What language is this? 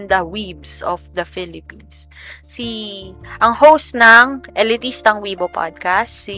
Filipino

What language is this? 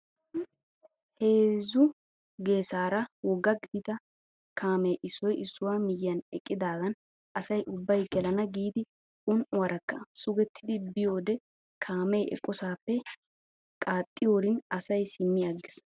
Wolaytta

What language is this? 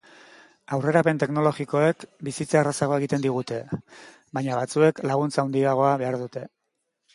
Basque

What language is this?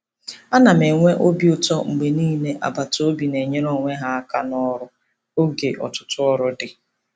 Igbo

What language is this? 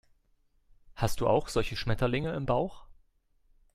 German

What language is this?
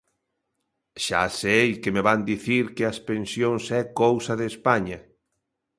Galician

